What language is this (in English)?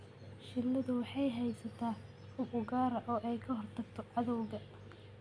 Somali